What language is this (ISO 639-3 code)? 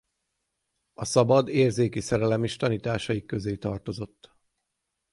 hun